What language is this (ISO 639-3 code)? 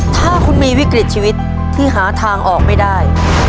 tha